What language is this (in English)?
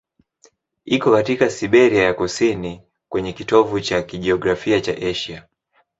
Swahili